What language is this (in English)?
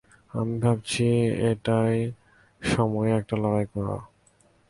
Bangla